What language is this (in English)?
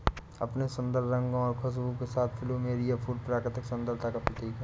Hindi